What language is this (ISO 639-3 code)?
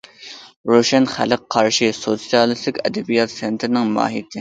uig